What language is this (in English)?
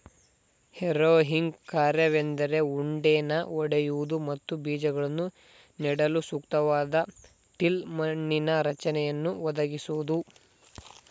Kannada